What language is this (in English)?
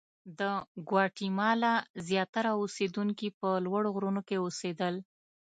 Pashto